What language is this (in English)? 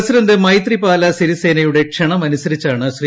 Malayalam